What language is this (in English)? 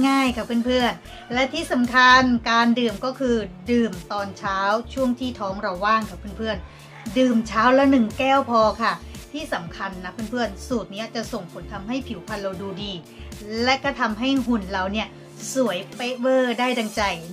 Thai